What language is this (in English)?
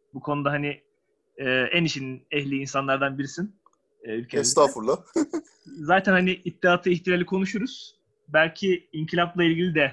Turkish